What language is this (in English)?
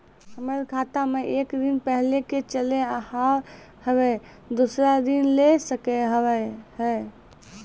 Maithili